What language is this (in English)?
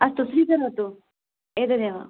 Sanskrit